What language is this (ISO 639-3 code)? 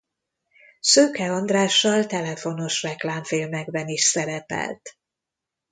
hun